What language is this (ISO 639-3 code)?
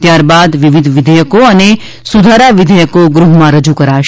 guj